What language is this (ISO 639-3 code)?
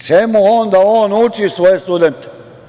srp